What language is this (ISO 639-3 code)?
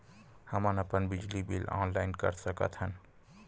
hne